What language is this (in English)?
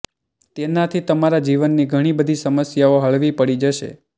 Gujarati